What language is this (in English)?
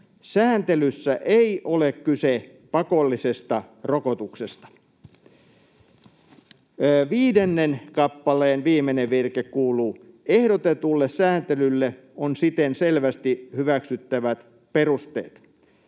Finnish